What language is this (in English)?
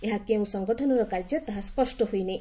Odia